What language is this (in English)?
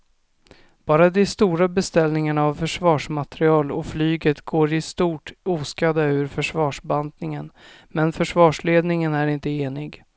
Swedish